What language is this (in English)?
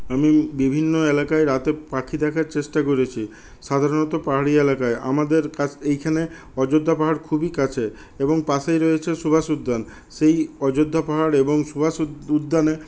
Bangla